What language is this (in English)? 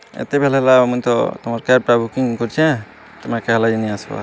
Odia